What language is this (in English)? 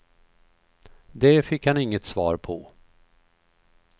Swedish